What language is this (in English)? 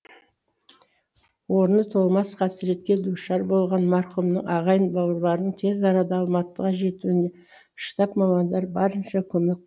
Kazakh